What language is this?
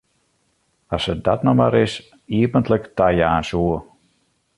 Western Frisian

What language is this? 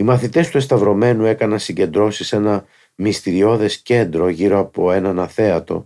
Greek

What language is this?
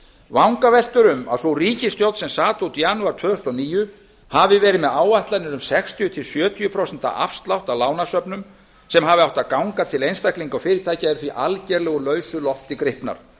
Icelandic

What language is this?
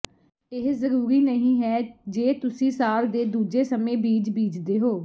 Punjabi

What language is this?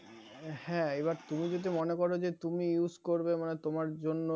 Bangla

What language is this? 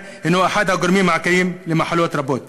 Hebrew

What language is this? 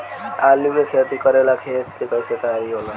Bhojpuri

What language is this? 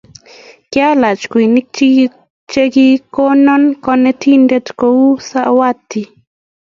Kalenjin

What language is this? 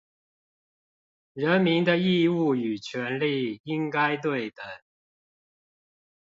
Chinese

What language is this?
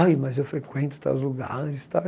Portuguese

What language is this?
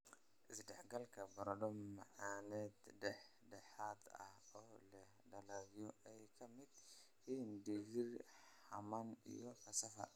Somali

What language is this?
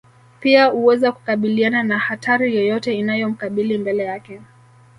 Swahili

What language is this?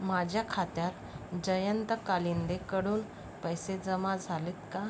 Marathi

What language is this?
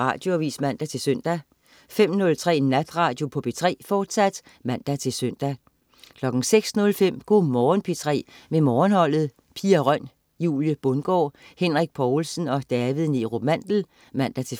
Danish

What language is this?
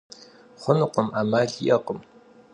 Kabardian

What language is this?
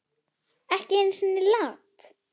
Icelandic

